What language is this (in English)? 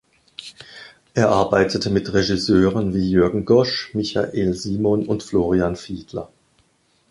German